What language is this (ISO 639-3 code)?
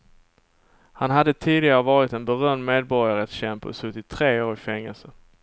swe